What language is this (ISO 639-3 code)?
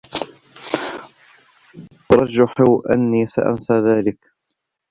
ara